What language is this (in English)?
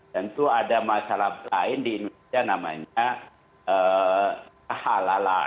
Indonesian